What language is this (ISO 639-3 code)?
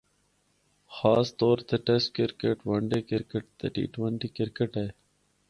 hno